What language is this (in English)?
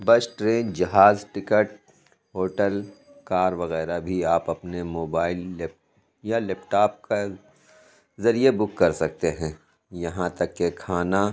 Urdu